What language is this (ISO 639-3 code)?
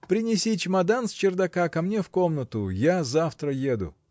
rus